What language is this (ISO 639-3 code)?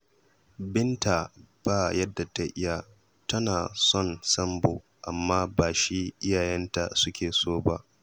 hau